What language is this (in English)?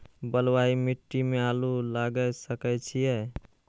Maithili